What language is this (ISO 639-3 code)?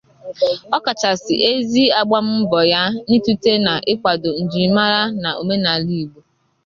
ibo